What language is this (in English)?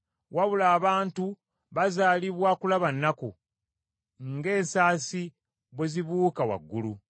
Ganda